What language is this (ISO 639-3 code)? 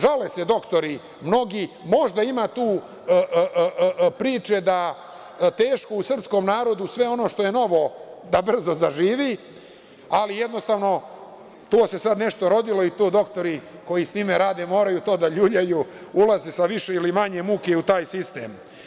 srp